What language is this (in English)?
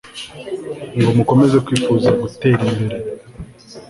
Kinyarwanda